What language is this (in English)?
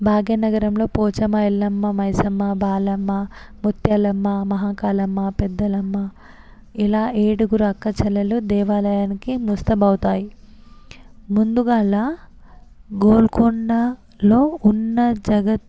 Telugu